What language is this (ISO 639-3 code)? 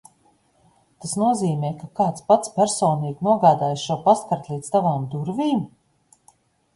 lav